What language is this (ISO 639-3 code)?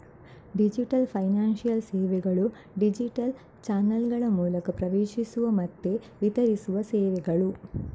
kan